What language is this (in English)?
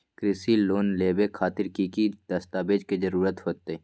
Magahi